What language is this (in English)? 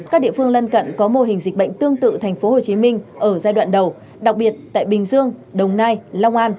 Vietnamese